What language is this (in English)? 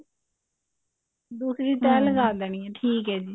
Punjabi